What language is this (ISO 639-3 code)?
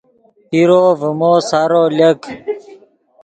ydg